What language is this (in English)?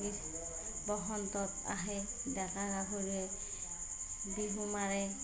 Assamese